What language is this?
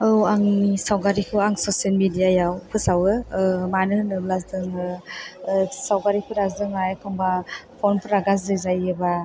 Bodo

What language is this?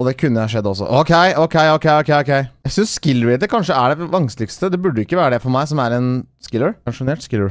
Norwegian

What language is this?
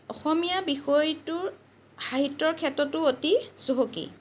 Assamese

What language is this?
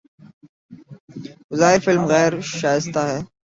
Urdu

